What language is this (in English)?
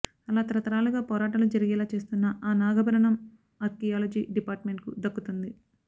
Telugu